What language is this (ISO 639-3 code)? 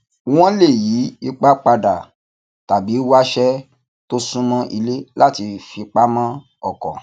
yor